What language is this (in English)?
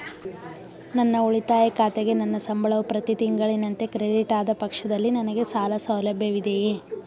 Kannada